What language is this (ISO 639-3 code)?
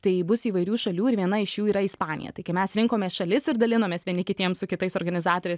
lit